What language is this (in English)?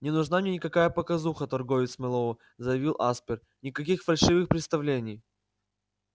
Russian